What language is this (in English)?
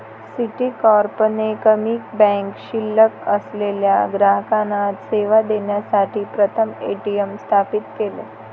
Marathi